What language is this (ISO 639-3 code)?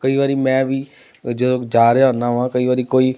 pan